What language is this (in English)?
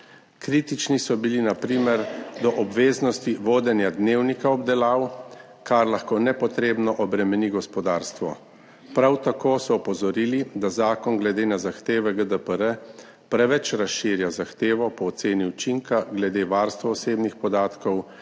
Slovenian